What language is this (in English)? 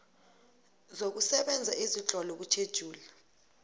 South Ndebele